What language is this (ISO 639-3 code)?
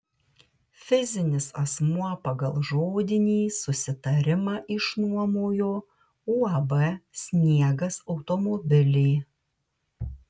lit